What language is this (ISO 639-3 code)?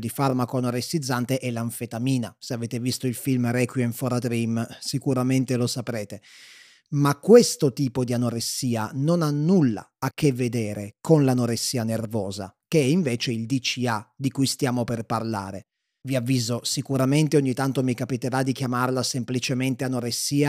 ita